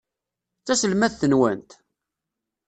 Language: Kabyle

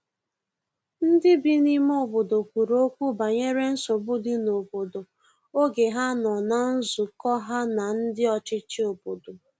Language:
Igbo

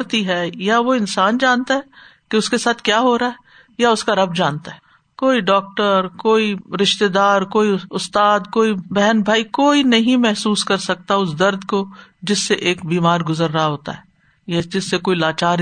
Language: Urdu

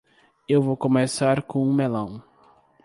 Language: Portuguese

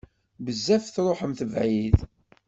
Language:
Kabyle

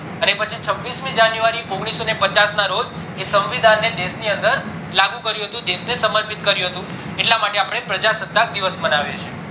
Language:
Gujarati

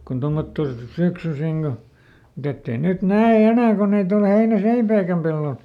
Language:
Finnish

